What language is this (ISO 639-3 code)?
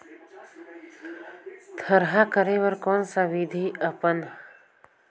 hne